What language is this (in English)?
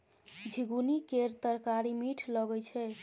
Maithili